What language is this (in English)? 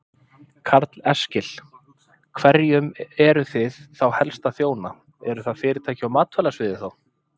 Icelandic